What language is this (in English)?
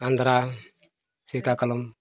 Santali